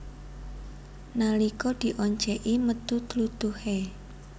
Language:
Javanese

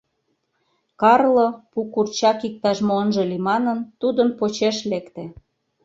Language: Mari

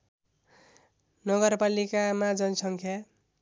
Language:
Nepali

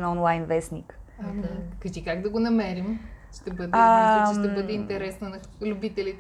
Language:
Bulgarian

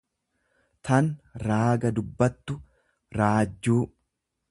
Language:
Oromo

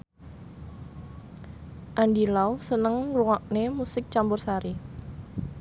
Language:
Javanese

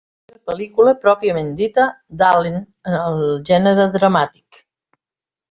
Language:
Catalan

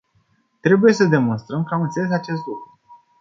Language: Romanian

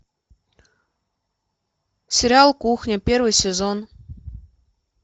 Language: Russian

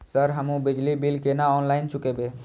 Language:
Maithili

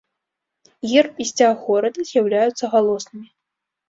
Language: Belarusian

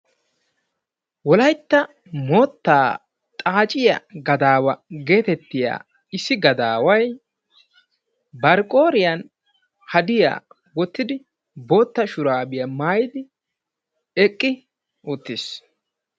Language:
Wolaytta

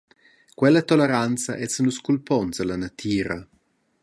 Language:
Romansh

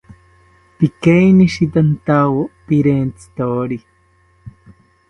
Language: South Ucayali Ashéninka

